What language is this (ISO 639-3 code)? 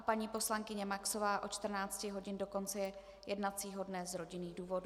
ces